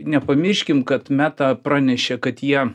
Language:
Lithuanian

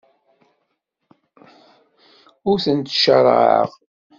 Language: Kabyle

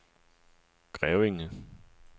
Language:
Danish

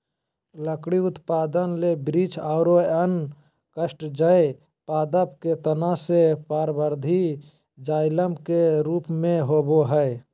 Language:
Magahi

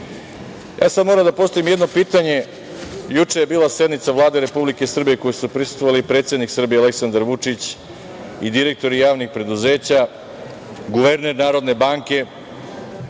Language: Serbian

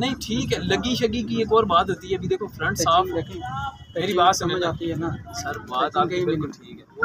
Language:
Hindi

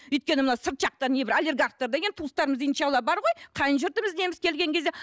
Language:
Kazakh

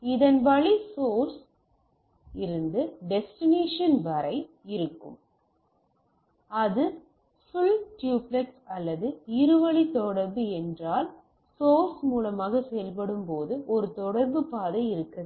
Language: Tamil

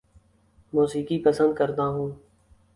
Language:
Urdu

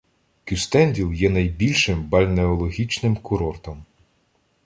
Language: Ukrainian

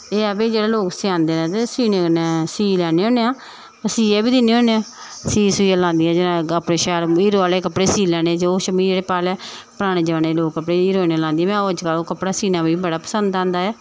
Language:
Dogri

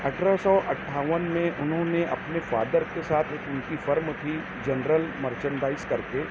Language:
Urdu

